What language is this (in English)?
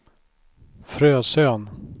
Swedish